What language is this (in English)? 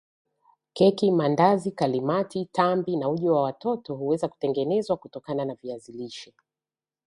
Swahili